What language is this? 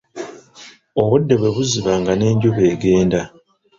Ganda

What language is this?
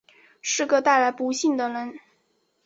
Chinese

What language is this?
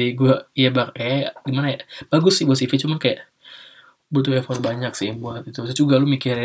Indonesian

